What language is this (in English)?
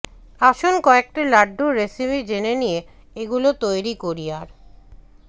Bangla